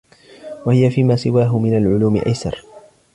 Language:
Arabic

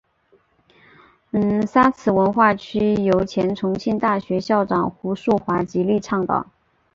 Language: Chinese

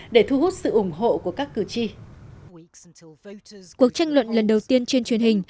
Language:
Vietnamese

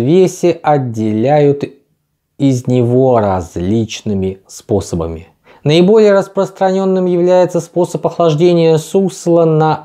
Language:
Russian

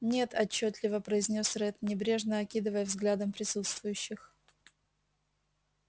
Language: Russian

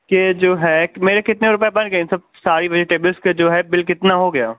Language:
Urdu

